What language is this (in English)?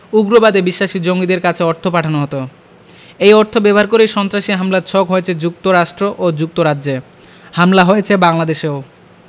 Bangla